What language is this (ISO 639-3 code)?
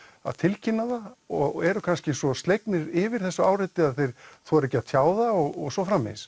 isl